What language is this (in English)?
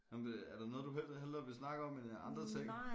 Danish